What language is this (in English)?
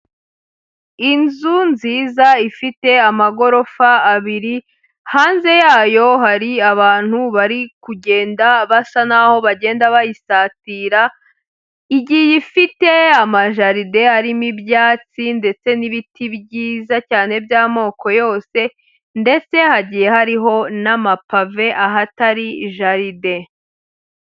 Kinyarwanda